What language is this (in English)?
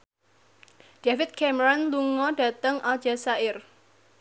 Javanese